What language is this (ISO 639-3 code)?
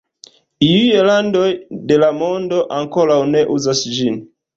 epo